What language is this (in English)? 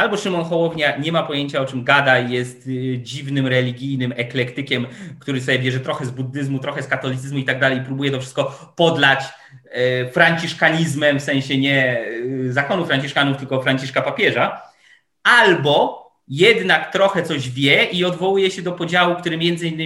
Polish